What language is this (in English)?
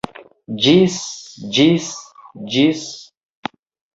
Esperanto